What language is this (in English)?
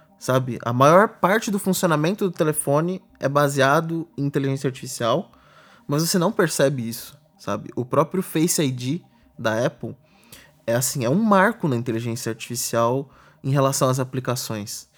Portuguese